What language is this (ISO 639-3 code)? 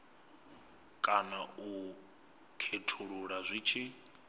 ven